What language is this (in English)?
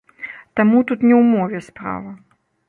Belarusian